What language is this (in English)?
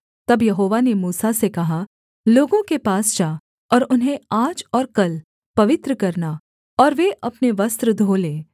Hindi